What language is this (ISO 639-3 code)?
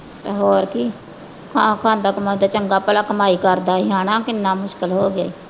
pan